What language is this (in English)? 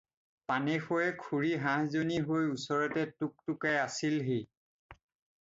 Assamese